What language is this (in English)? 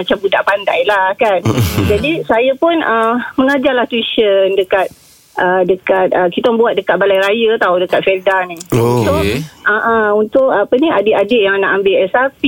Malay